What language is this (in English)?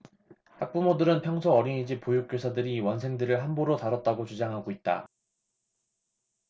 Korean